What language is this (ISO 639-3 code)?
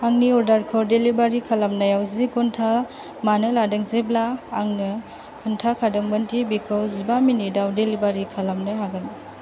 brx